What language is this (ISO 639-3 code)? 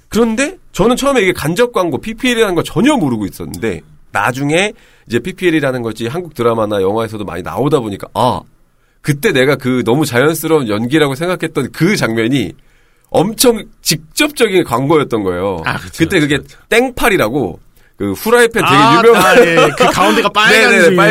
kor